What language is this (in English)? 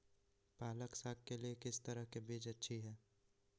Magahi